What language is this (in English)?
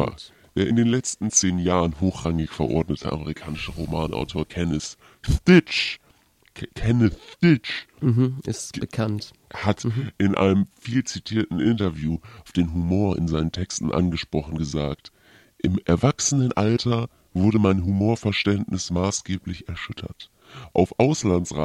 German